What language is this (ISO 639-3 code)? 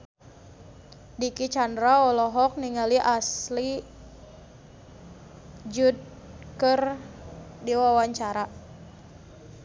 sun